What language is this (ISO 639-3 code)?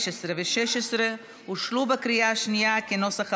heb